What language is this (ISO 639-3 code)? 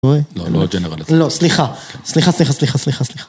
heb